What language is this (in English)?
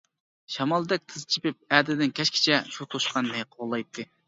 Uyghur